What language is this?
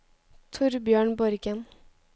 Norwegian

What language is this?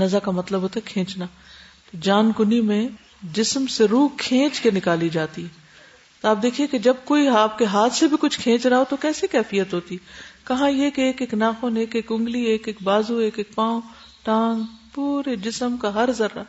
Urdu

